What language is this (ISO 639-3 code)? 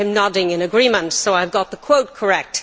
eng